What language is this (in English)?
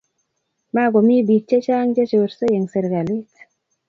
Kalenjin